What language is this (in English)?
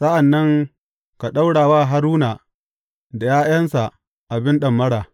Hausa